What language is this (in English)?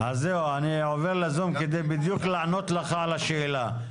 Hebrew